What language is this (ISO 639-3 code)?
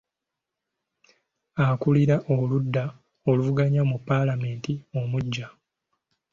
lug